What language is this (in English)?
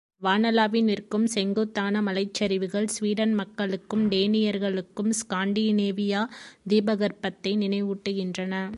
Tamil